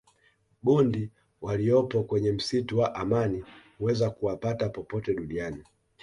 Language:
Swahili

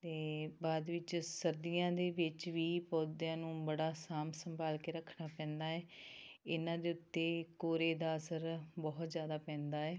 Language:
Punjabi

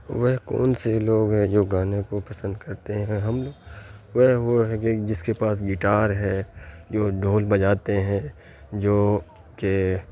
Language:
Urdu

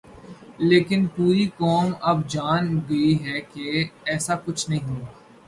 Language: Urdu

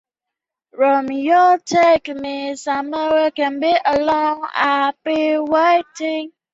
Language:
Chinese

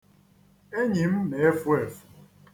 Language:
Igbo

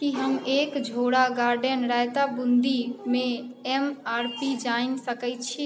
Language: Maithili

